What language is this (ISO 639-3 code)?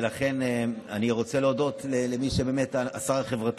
heb